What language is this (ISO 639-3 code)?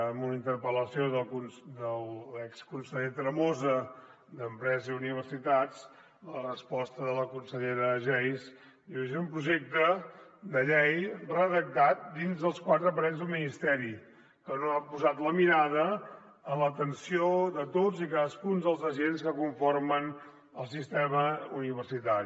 cat